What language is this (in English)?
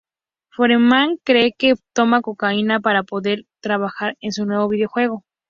Spanish